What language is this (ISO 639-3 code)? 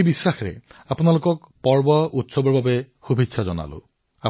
asm